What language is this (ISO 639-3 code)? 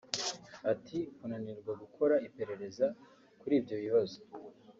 kin